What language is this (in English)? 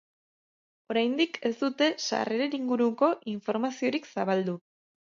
Basque